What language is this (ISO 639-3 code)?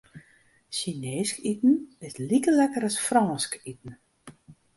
fry